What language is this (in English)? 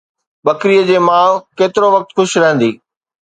Sindhi